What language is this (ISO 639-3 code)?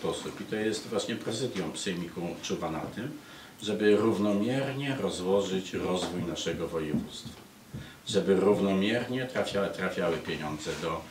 pol